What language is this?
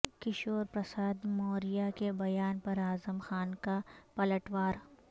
Urdu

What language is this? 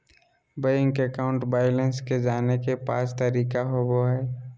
Magahi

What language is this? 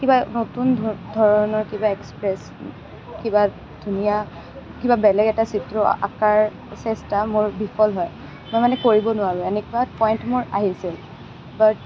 Assamese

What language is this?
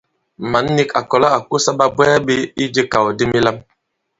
Bankon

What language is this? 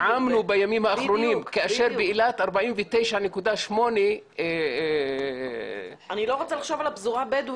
Hebrew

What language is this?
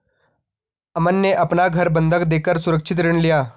Hindi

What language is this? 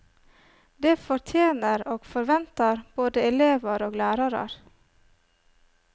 Norwegian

